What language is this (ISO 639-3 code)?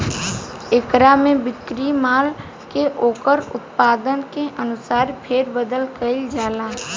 bho